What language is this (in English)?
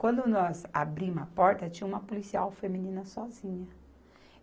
Portuguese